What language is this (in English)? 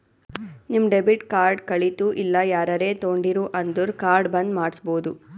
Kannada